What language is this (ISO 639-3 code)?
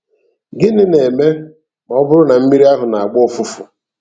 ibo